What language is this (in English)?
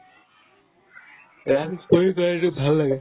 Assamese